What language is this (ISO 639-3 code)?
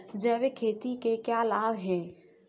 hin